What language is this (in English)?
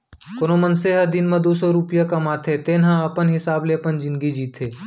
Chhattisgarhi